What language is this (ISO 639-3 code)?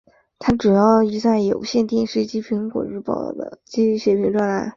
zho